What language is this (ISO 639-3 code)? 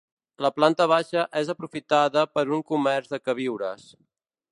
cat